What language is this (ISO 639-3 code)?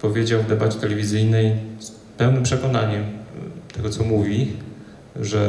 pol